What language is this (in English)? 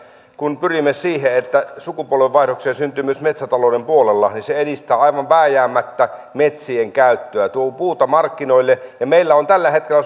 Finnish